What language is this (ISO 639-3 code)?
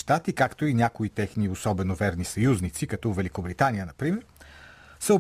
bul